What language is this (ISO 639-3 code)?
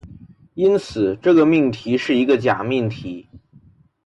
zho